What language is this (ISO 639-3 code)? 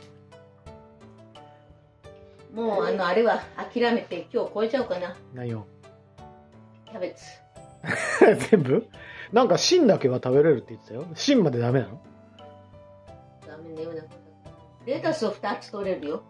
jpn